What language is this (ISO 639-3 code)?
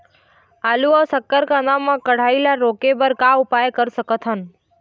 hne